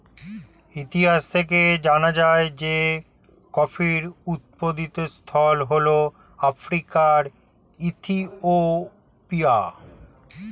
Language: Bangla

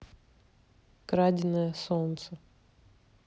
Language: Russian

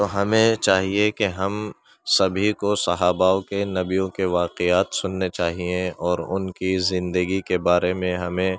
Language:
Urdu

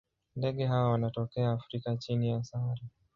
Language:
Swahili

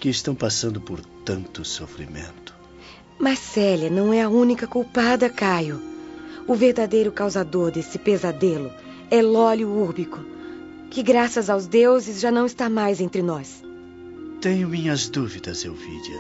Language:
Portuguese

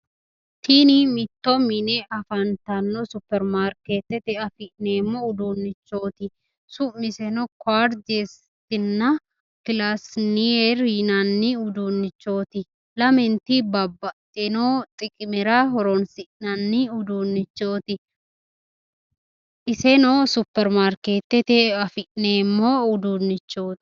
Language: Sidamo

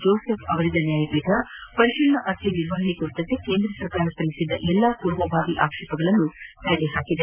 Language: Kannada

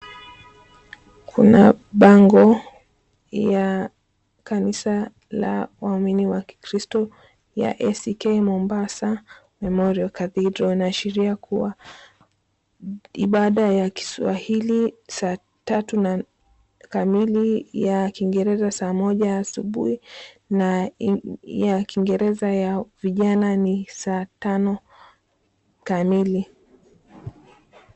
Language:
Swahili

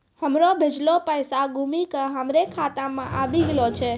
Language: Maithili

